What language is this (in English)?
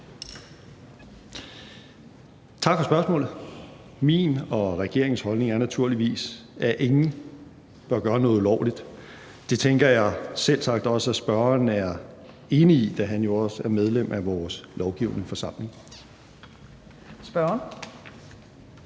Danish